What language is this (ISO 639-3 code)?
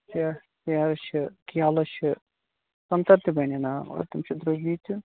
kas